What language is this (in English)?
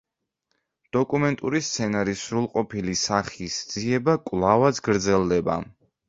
Georgian